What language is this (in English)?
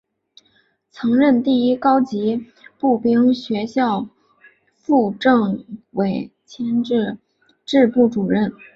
Chinese